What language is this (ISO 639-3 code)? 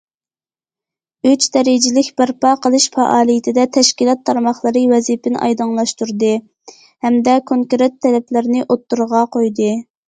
uig